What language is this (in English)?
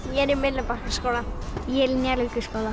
Icelandic